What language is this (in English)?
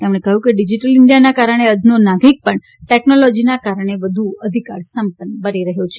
Gujarati